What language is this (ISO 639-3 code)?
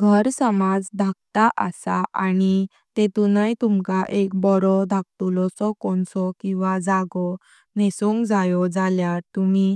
kok